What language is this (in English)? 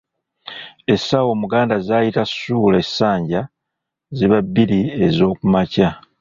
Ganda